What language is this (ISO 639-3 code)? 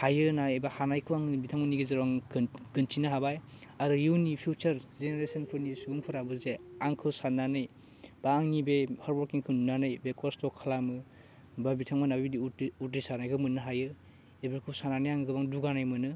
brx